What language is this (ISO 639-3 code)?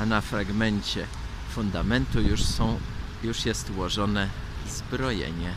pol